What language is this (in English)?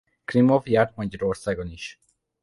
Hungarian